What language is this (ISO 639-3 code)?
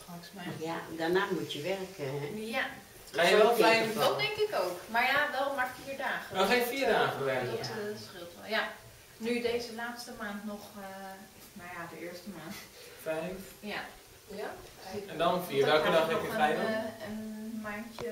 nld